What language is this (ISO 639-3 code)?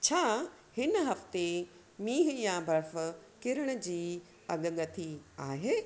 snd